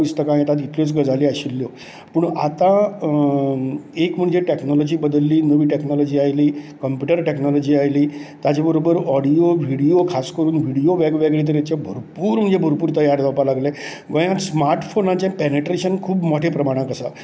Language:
Konkani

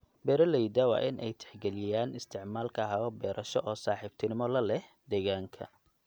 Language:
Somali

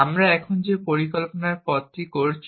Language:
Bangla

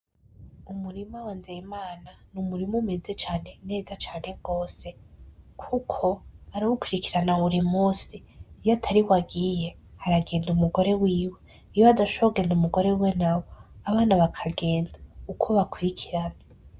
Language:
Rundi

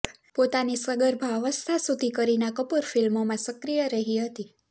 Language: Gujarati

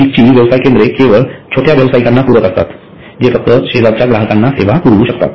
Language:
Marathi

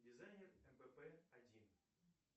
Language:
Russian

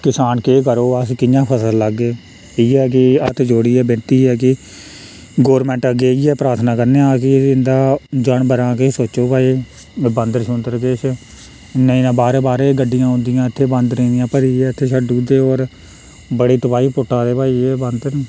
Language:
Dogri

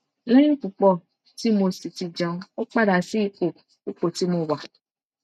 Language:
Yoruba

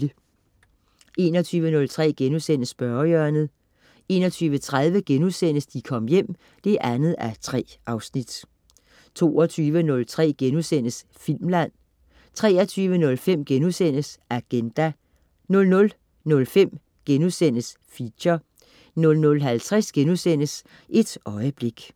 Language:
Danish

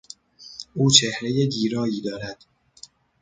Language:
Persian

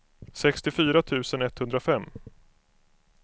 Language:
Swedish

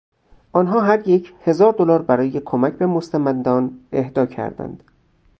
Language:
Persian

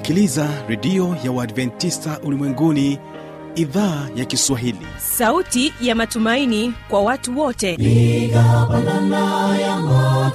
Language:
Swahili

